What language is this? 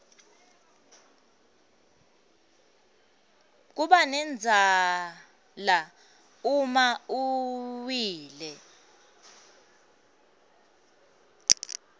Swati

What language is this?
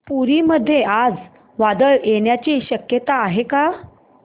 Marathi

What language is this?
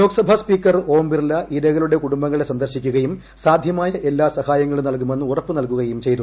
Malayalam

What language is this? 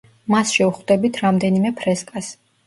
Georgian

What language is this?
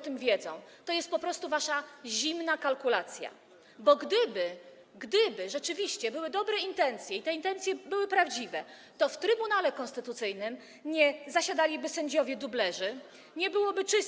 Polish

